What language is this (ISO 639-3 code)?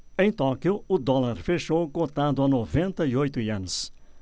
por